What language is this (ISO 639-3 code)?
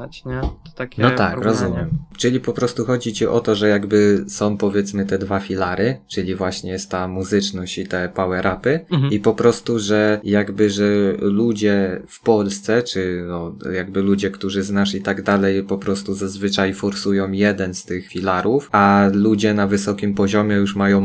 pol